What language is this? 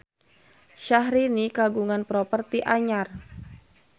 Sundanese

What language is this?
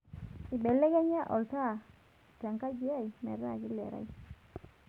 Masai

